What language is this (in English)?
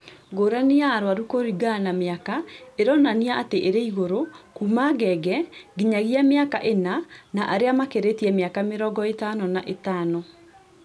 Kikuyu